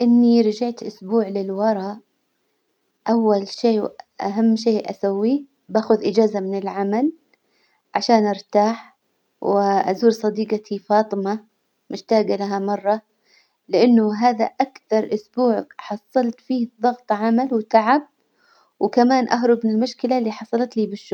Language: Hijazi Arabic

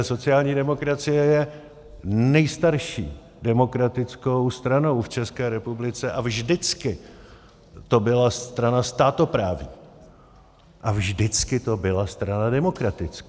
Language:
Czech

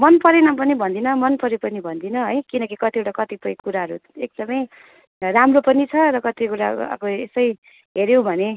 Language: Nepali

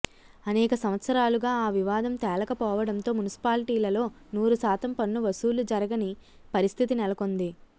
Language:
Telugu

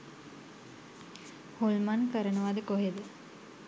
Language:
Sinhala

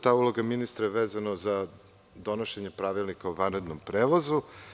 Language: Serbian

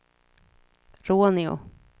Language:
Swedish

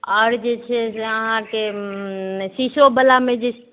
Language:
Maithili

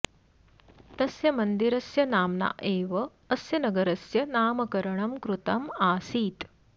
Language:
Sanskrit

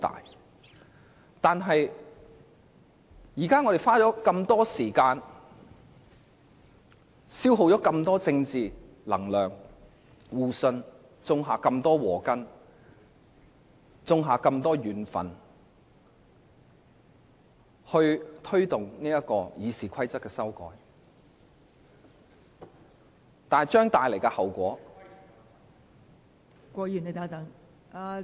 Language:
Cantonese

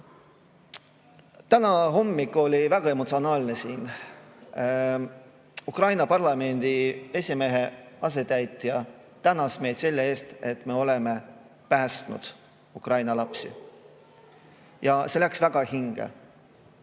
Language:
Estonian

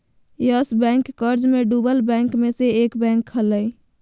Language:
Magahi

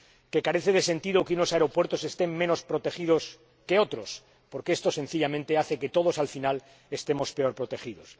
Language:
Spanish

